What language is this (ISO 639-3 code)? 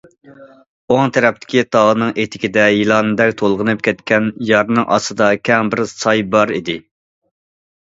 uig